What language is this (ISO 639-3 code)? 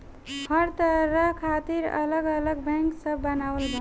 bho